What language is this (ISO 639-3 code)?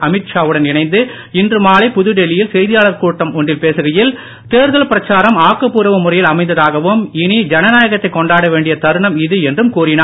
tam